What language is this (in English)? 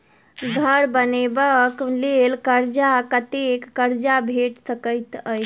Maithili